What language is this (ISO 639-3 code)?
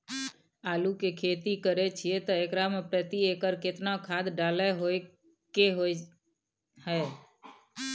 mai